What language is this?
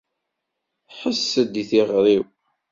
Kabyle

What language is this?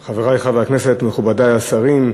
Hebrew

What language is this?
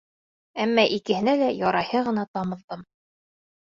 Bashkir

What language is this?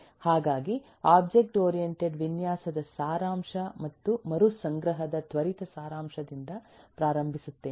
Kannada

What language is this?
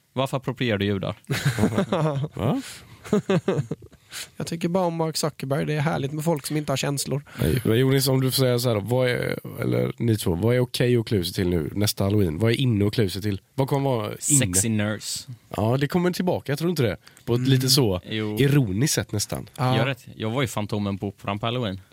Swedish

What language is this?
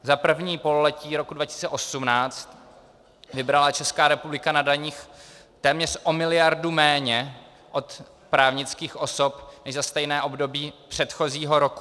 Czech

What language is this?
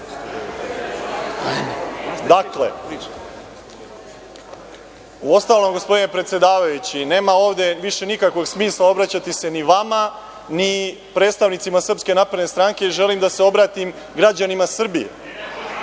Serbian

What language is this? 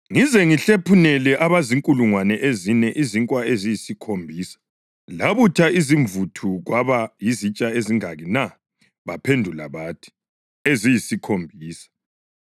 North Ndebele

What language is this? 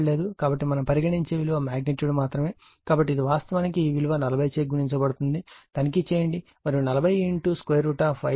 Telugu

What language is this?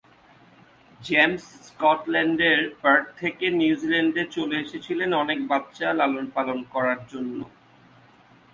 Bangla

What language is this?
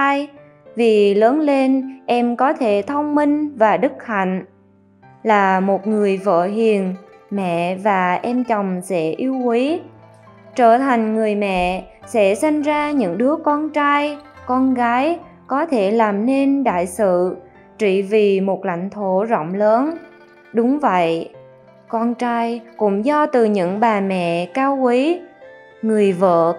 Vietnamese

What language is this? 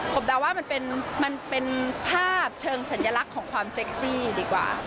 Thai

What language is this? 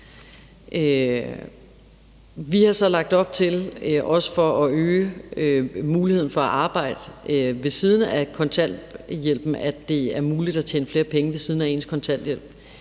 Danish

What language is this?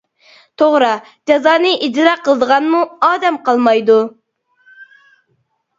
Uyghur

